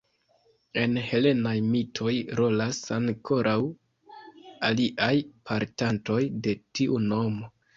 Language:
Esperanto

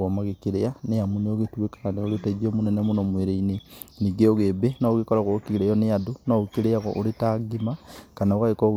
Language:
Kikuyu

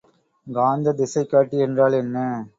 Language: Tamil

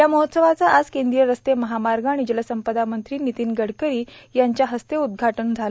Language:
Marathi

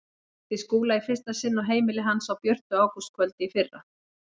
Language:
Icelandic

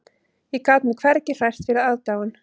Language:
Icelandic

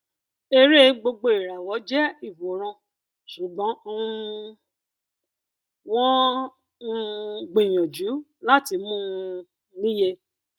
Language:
Yoruba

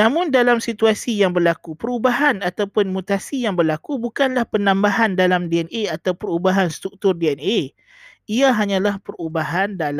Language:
Malay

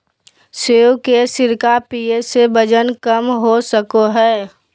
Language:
Magahi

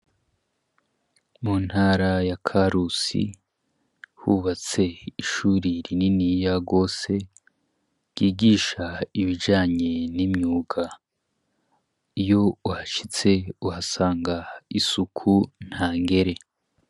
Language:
Rundi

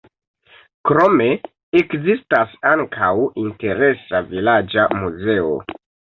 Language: Esperanto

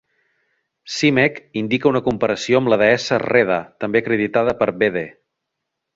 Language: Catalan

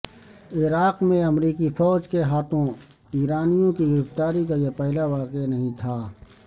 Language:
Urdu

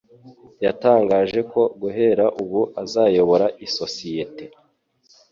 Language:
Kinyarwanda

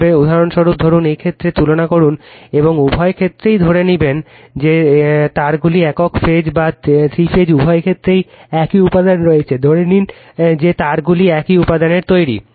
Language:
Bangla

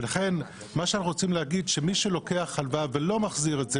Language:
Hebrew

